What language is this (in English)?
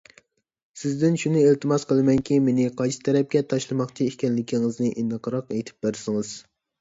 Uyghur